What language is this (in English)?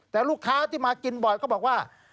Thai